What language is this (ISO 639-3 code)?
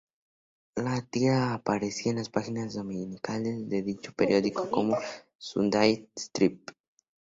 spa